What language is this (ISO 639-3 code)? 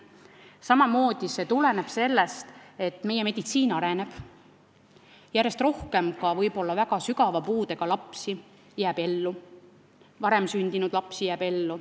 est